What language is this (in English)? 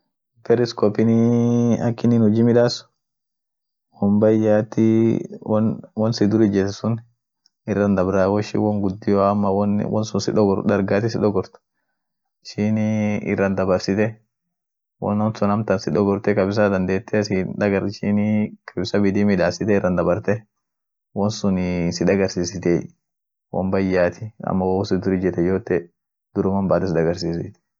Orma